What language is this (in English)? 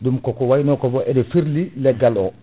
Fula